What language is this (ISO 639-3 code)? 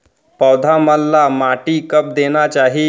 hne